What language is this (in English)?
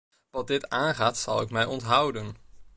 Dutch